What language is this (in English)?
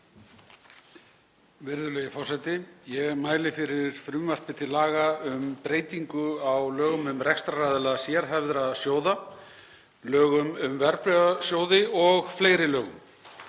Icelandic